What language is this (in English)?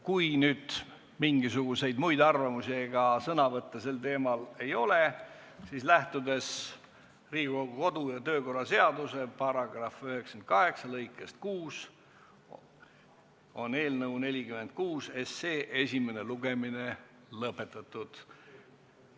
Estonian